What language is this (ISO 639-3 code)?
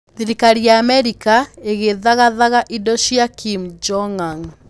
kik